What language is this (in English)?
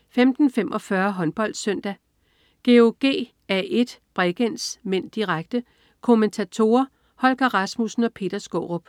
Danish